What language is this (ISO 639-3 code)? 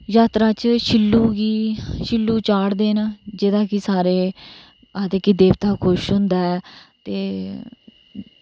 doi